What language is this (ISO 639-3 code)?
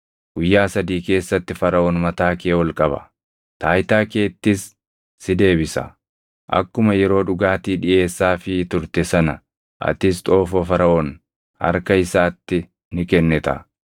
orm